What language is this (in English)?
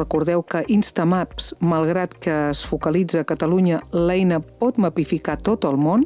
Catalan